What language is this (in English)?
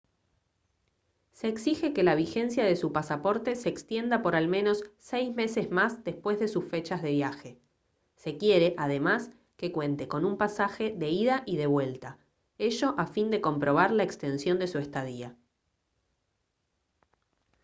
Spanish